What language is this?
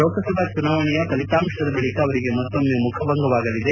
Kannada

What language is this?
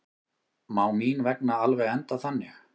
Icelandic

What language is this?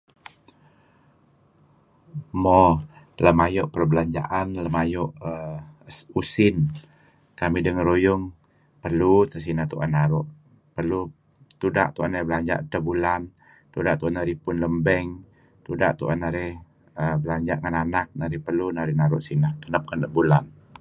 Kelabit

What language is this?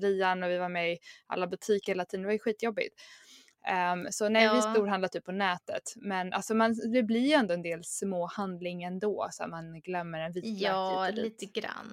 Swedish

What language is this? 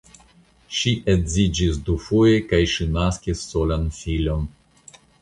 Esperanto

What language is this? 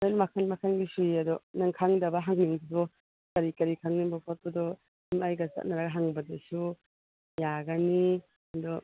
Manipuri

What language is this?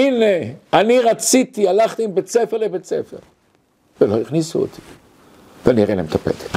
Hebrew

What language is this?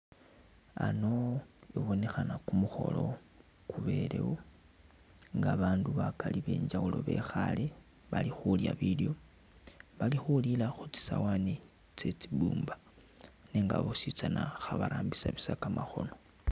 Masaaba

